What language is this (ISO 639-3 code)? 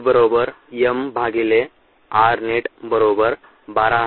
mar